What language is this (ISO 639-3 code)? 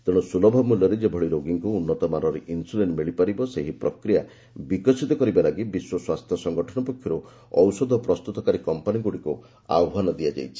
ori